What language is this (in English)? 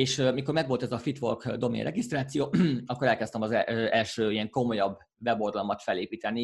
Hungarian